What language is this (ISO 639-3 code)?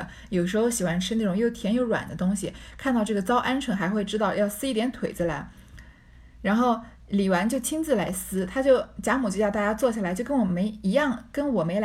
zho